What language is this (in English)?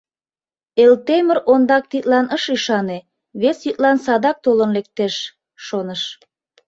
Mari